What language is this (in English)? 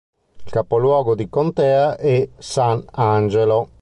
Italian